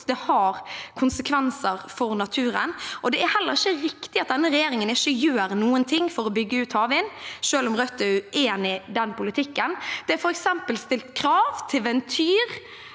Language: Norwegian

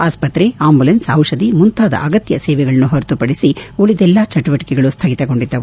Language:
Kannada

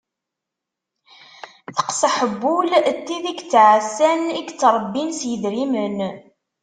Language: Kabyle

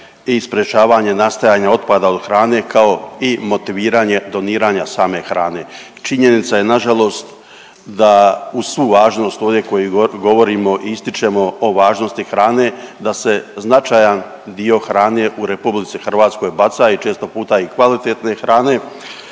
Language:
Croatian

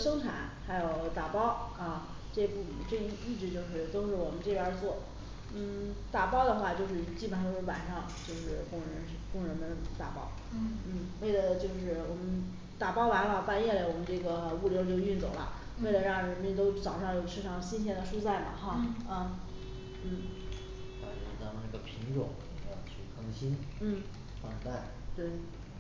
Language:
Chinese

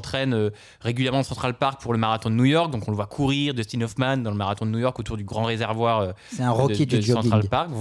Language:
French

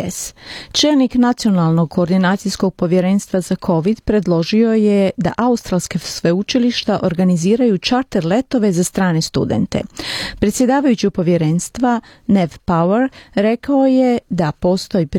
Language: Croatian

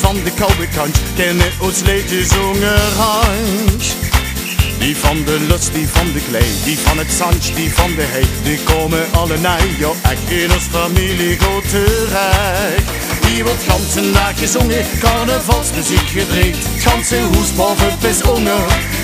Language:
Dutch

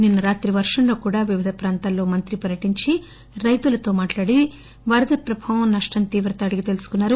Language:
Telugu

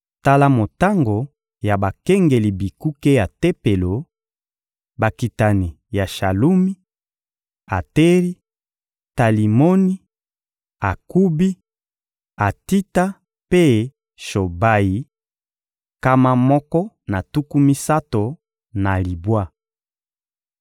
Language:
Lingala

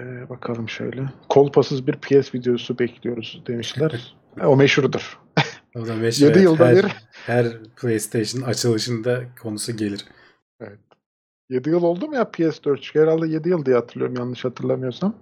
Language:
Turkish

